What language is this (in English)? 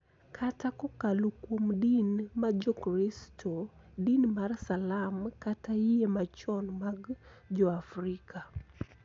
Luo (Kenya and Tanzania)